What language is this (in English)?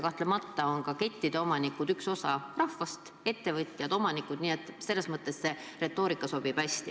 Estonian